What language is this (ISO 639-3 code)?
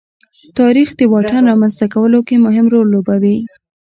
pus